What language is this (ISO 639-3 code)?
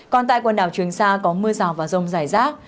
vie